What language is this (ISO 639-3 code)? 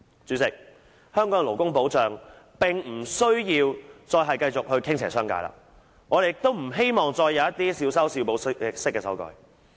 yue